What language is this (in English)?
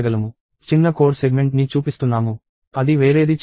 Telugu